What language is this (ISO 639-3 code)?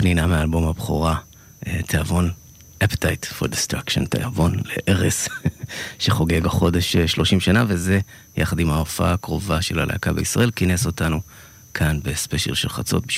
heb